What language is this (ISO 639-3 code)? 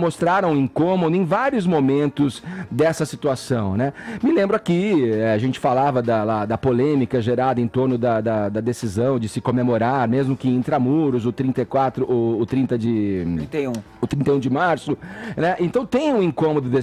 por